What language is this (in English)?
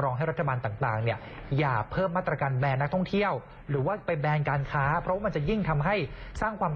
Thai